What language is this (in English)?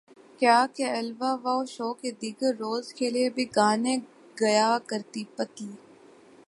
Urdu